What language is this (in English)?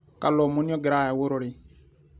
Masai